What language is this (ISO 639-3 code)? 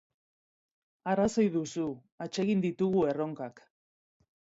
eus